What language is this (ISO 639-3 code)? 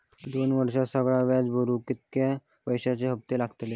mar